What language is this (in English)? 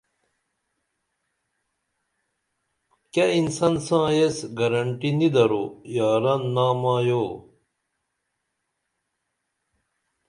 Dameli